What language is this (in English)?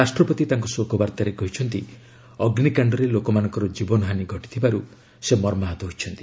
Odia